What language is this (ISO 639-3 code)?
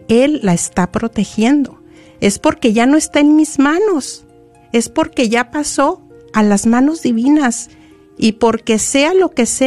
spa